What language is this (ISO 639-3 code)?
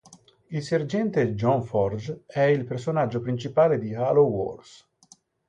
ita